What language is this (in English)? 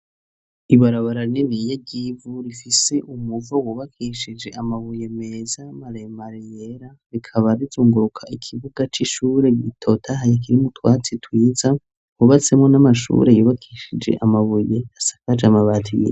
Rundi